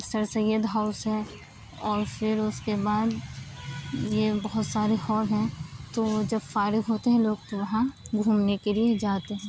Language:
Urdu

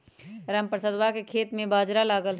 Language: Magahi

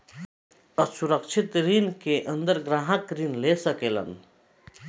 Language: Bhojpuri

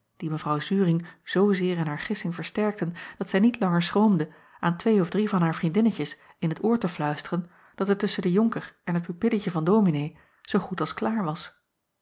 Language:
Dutch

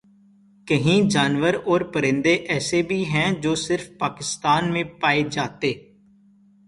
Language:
Urdu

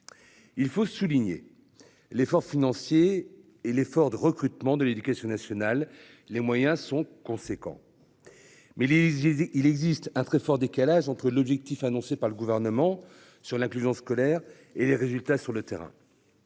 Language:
French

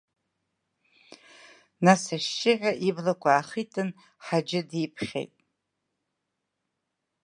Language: Abkhazian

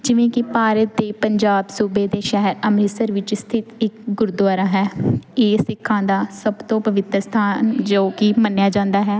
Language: Punjabi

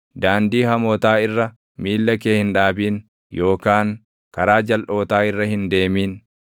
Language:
Oromo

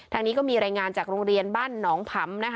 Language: Thai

